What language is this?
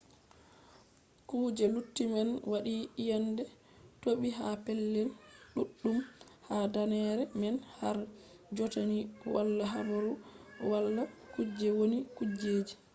Fula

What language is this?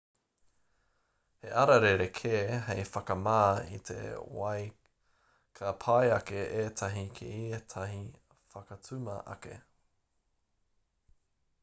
Māori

